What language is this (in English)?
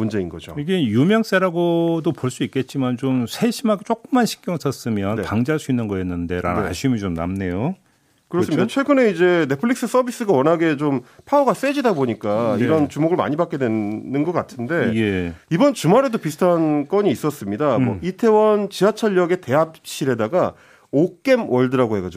Korean